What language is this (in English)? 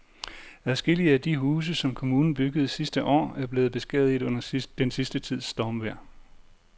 Danish